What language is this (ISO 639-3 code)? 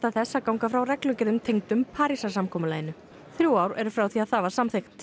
isl